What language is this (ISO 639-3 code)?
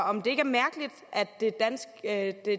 dan